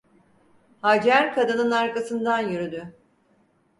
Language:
Turkish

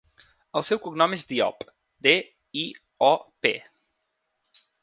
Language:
Catalan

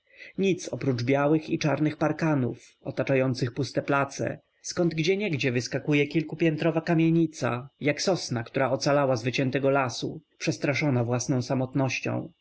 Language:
Polish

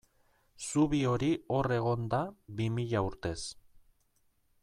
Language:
Basque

